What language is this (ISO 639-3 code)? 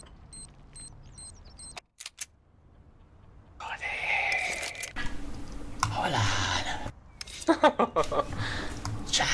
hun